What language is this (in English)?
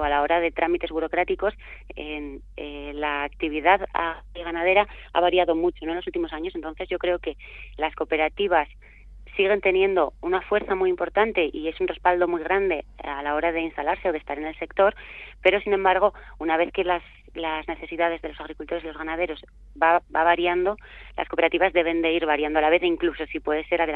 Spanish